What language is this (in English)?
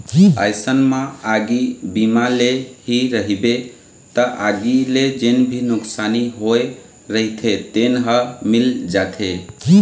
Chhattisgarhi